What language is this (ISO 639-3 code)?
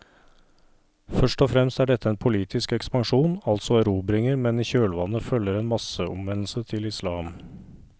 nor